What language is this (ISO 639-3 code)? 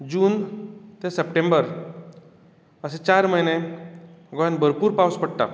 kok